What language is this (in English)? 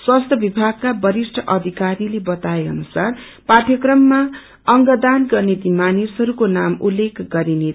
Nepali